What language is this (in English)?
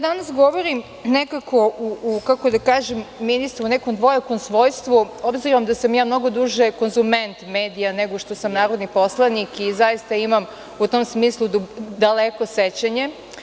Serbian